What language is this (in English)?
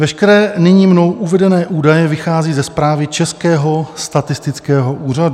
Czech